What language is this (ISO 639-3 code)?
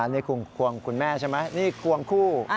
tha